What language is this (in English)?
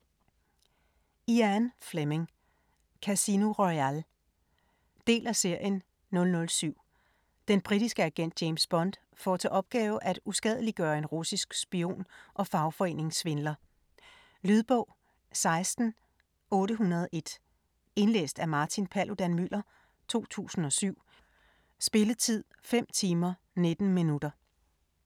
Danish